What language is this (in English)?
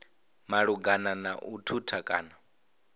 Venda